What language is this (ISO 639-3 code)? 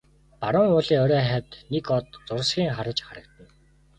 mon